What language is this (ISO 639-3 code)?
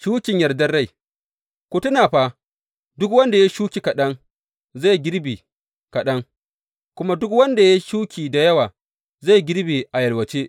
hau